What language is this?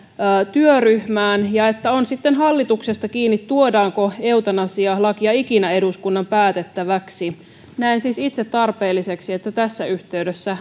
Finnish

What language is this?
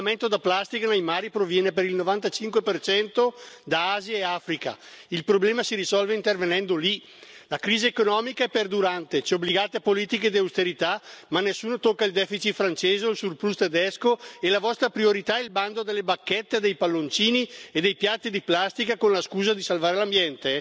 Italian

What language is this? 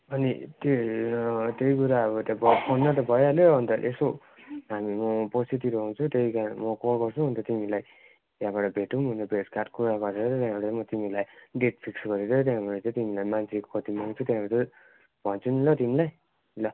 Nepali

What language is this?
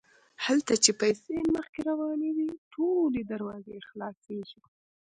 Pashto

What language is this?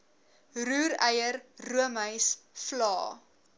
Afrikaans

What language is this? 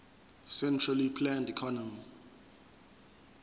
Zulu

